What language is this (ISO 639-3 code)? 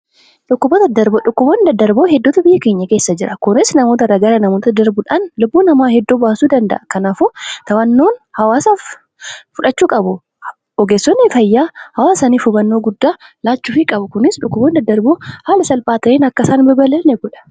orm